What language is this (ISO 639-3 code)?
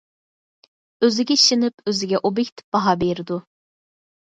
uig